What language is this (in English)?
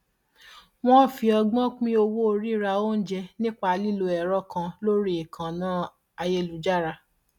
Yoruba